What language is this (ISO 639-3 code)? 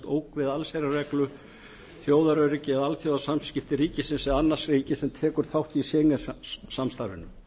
isl